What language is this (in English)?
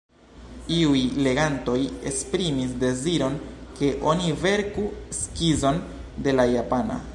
Esperanto